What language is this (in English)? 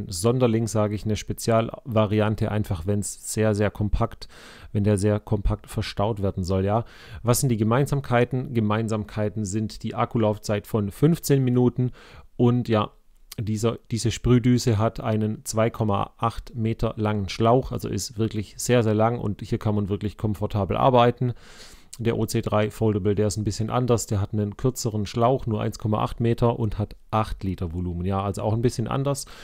German